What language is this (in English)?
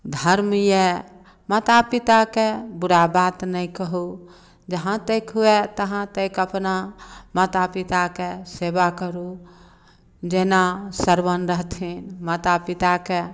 Maithili